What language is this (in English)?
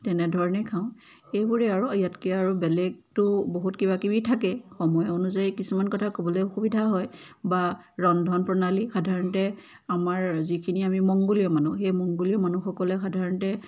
Assamese